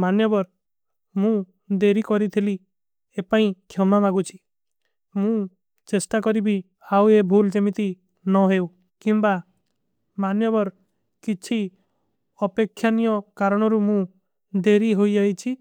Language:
Kui (India)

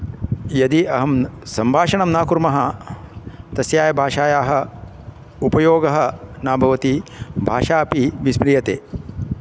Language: Sanskrit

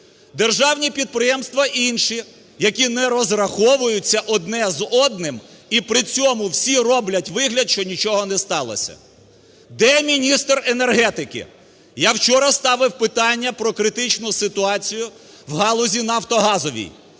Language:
Ukrainian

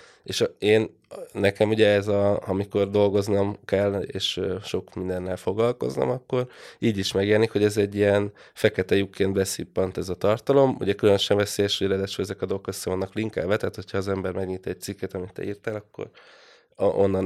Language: Hungarian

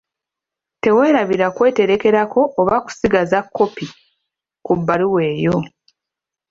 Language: Ganda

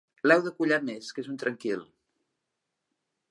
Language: Catalan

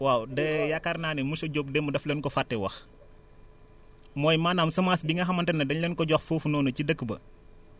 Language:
Wolof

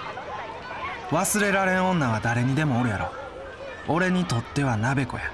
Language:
Japanese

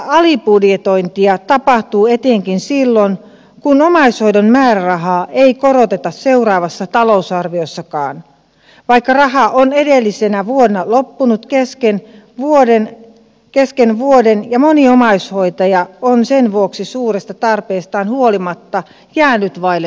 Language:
Finnish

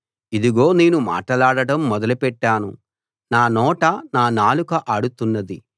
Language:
Telugu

